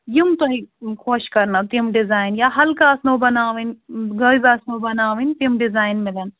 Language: Kashmiri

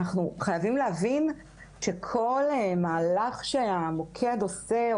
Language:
Hebrew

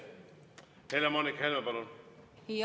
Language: Estonian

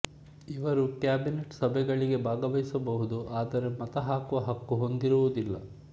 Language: Kannada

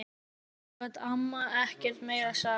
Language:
Icelandic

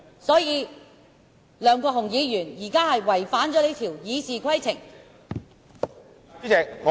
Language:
Cantonese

